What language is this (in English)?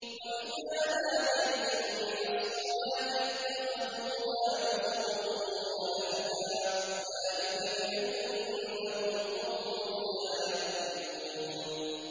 Arabic